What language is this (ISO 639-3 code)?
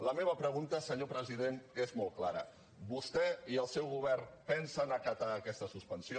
cat